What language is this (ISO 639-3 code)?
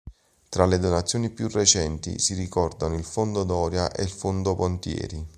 ita